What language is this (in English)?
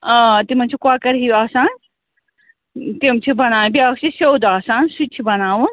Kashmiri